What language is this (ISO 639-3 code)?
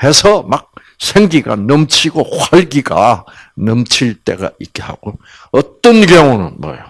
kor